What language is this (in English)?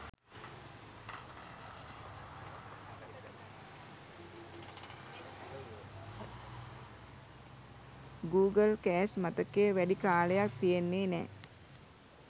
Sinhala